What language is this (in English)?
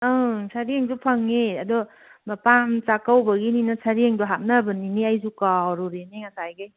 Manipuri